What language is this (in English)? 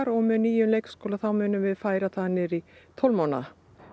Icelandic